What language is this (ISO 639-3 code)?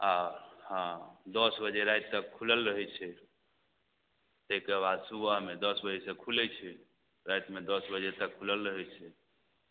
mai